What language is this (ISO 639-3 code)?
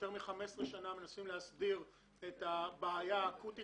heb